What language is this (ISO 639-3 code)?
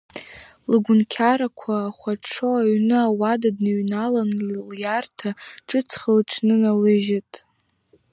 abk